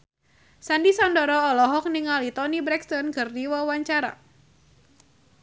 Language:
Sundanese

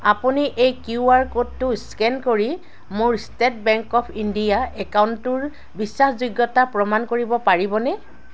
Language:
Assamese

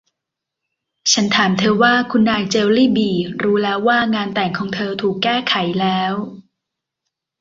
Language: Thai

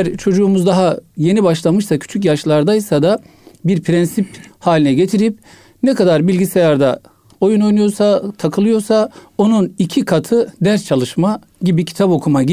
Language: Turkish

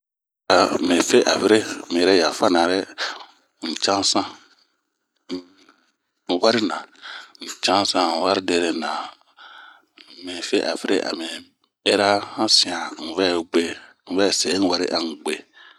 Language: Bomu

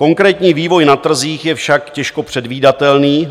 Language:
Czech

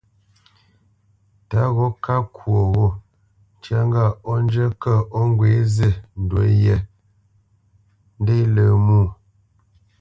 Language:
Bamenyam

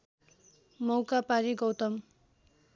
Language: Nepali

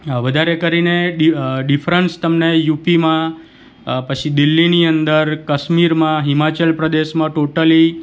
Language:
Gujarati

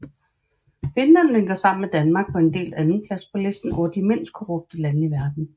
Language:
Danish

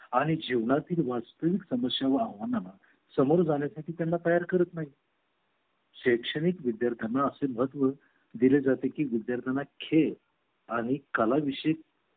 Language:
Marathi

